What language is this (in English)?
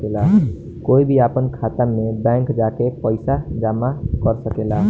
Bhojpuri